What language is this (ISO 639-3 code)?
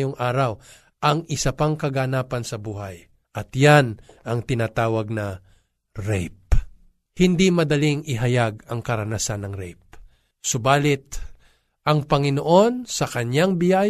fil